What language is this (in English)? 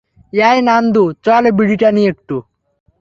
Bangla